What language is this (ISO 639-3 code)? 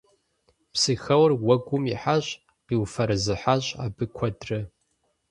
kbd